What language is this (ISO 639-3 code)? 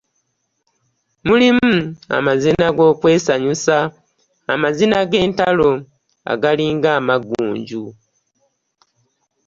lug